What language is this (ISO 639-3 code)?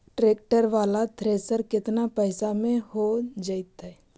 mag